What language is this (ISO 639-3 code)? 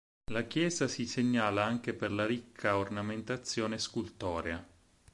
ita